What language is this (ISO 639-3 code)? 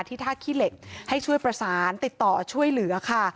tha